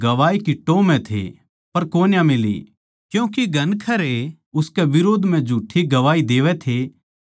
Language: Haryanvi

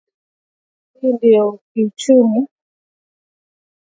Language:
Swahili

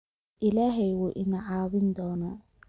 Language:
Somali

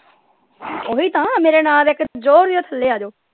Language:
Punjabi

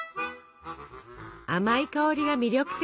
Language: Japanese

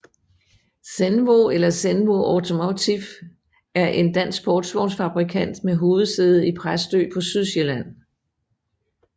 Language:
Danish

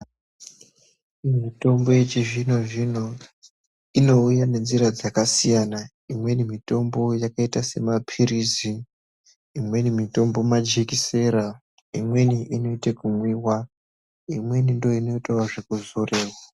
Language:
Ndau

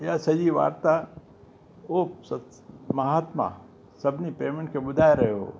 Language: Sindhi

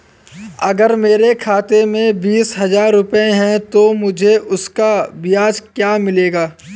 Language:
Hindi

